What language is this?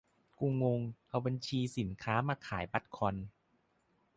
Thai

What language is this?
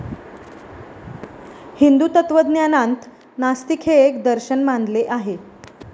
Marathi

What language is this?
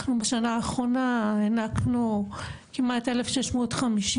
Hebrew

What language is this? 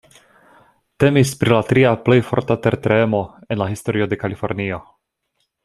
Esperanto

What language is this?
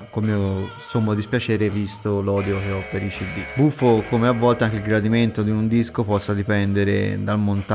Italian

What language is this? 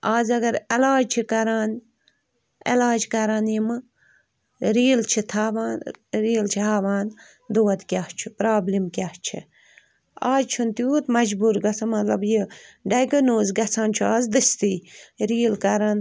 Kashmiri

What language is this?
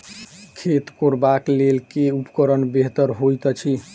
Maithili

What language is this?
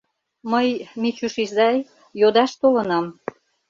Mari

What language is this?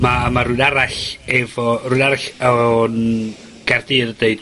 Welsh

